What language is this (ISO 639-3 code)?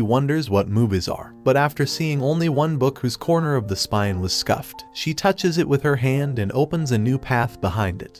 eng